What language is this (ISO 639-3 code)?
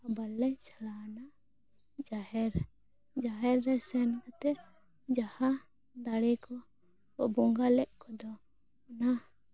sat